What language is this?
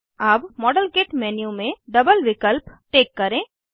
Hindi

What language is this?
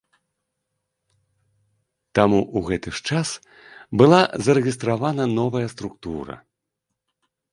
Belarusian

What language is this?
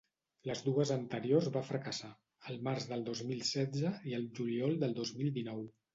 Catalan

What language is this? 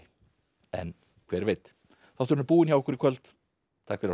Icelandic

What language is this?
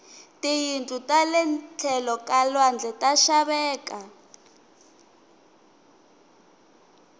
Tsonga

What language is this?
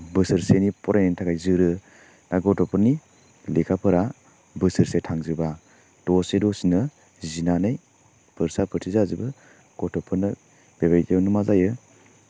Bodo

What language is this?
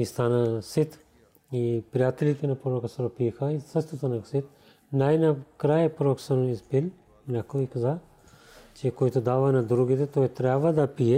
Bulgarian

